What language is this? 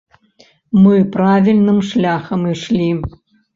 Belarusian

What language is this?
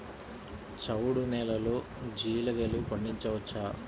Telugu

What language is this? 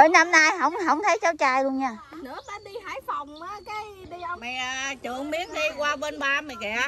Vietnamese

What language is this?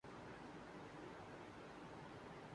Urdu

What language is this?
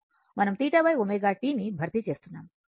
Telugu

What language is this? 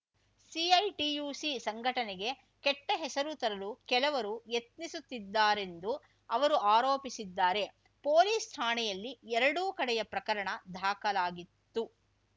Kannada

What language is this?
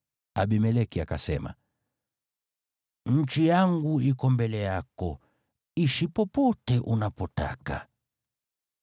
Swahili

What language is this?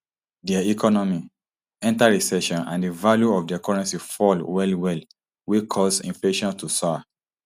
Nigerian Pidgin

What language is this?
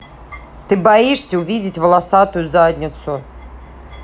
Russian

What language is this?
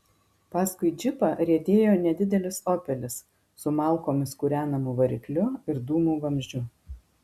Lithuanian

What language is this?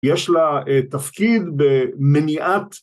Hebrew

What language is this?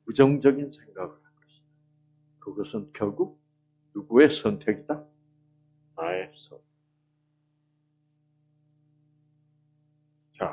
Korean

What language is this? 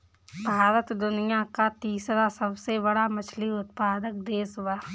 Bhojpuri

